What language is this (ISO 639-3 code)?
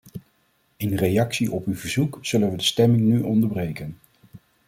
nld